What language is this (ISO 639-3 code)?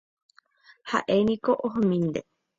grn